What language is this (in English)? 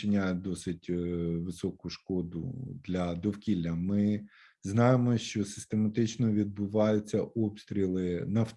Ukrainian